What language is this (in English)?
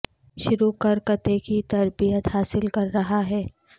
Urdu